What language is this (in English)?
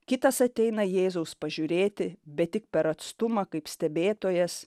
Lithuanian